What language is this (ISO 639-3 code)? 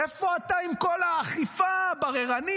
heb